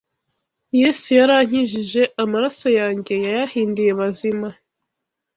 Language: Kinyarwanda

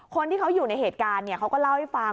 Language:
Thai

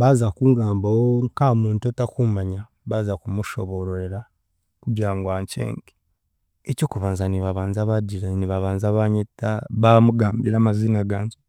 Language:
Chiga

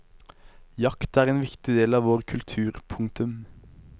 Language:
Norwegian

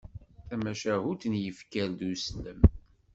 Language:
Kabyle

